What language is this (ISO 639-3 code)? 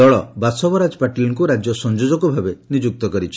ori